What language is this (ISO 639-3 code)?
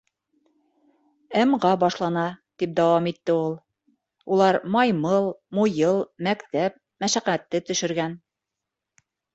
bak